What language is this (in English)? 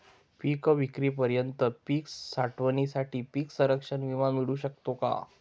Marathi